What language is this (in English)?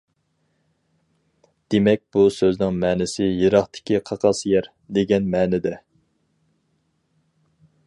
Uyghur